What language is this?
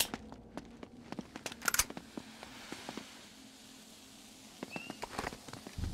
Italian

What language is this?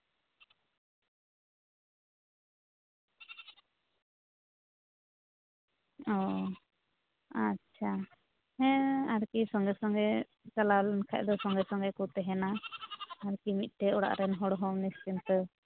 Santali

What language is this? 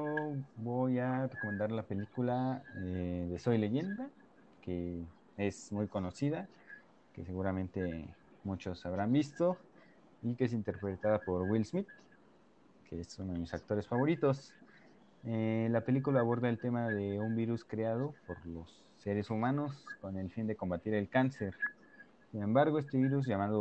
Spanish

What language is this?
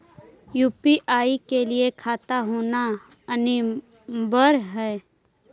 Magahi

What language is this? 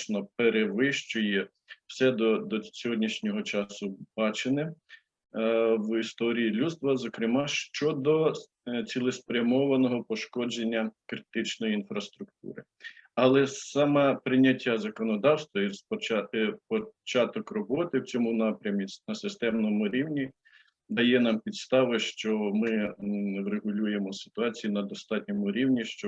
Ukrainian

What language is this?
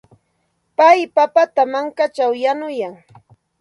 Santa Ana de Tusi Pasco Quechua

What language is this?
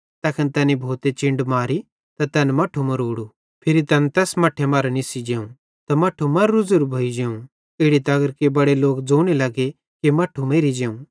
Bhadrawahi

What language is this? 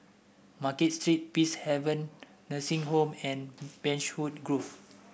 English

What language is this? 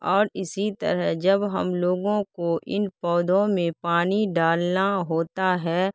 Urdu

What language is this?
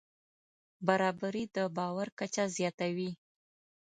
Pashto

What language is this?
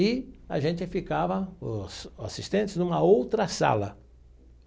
Portuguese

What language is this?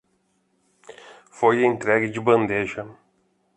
Portuguese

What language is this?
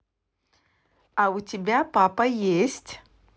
Russian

